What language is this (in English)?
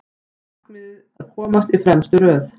Icelandic